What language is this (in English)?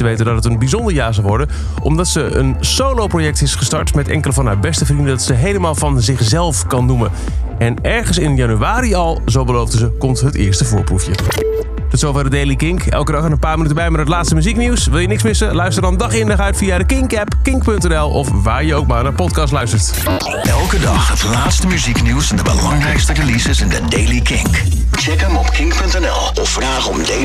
Dutch